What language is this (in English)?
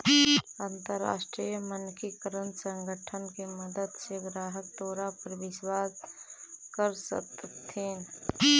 Magahi